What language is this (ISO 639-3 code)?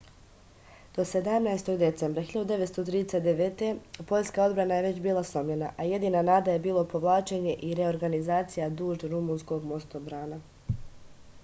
srp